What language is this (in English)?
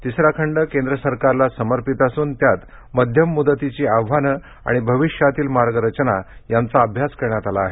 Marathi